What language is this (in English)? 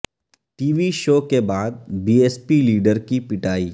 Urdu